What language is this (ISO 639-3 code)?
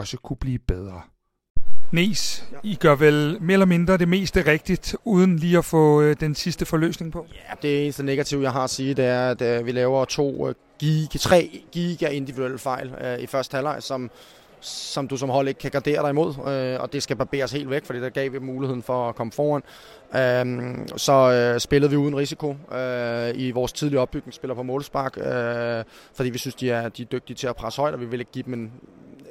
dan